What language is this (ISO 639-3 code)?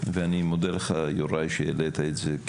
heb